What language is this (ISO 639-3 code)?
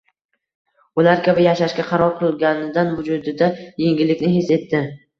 uzb